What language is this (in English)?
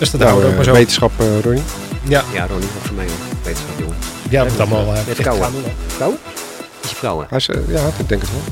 Dutch